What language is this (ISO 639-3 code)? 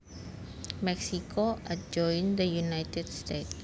jav